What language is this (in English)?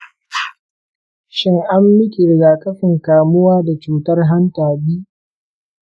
Hausa